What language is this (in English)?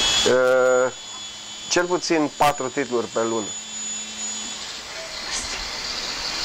Romanian